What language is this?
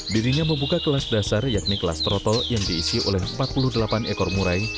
Indonesian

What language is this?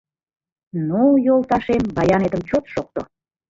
Mari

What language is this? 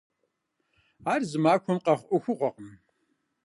Kabardian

